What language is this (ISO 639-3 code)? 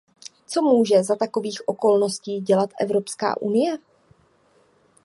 ces